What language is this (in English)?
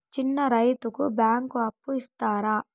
Telugu